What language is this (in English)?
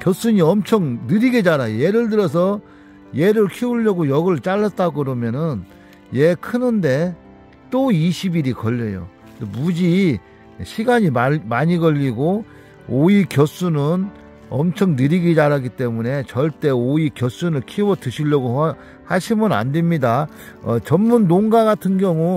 Korean